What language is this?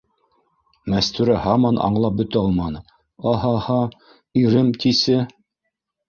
Bashkir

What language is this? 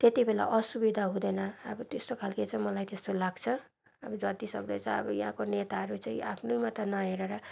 Nepali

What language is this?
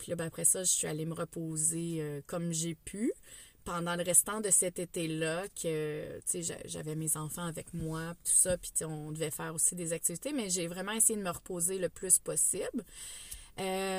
French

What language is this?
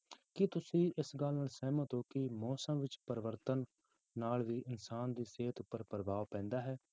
Punjabi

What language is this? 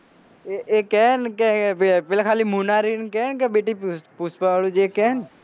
Gujarati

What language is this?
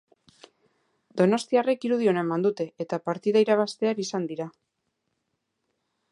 Basque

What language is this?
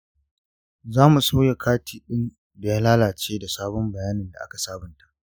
Hausa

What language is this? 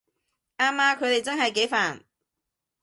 Cantonese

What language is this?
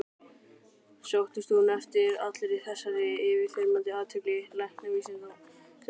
Icelandic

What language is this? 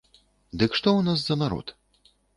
Belarusian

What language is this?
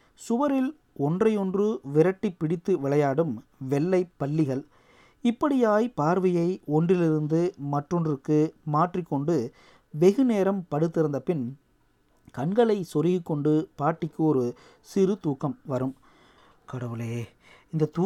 Tamil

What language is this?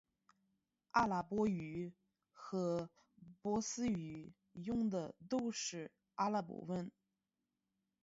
Chinese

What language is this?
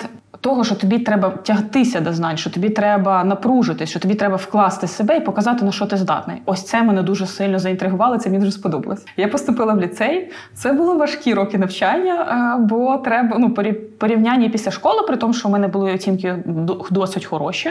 Ukrainian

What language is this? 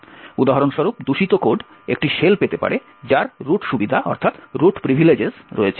Bangla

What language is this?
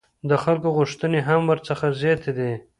Pashto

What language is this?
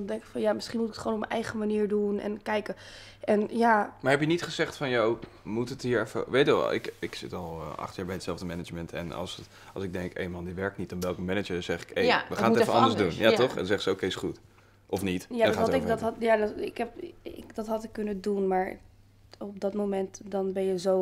Dutch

